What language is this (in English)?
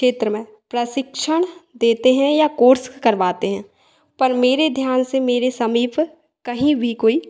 Hindi